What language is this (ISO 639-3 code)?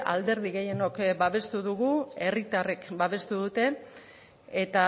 eus